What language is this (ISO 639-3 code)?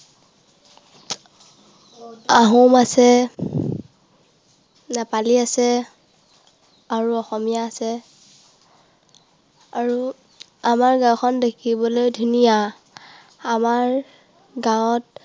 asm